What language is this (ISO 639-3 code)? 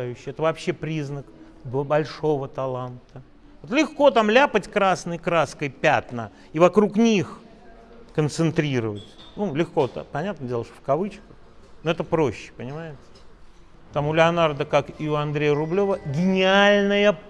rus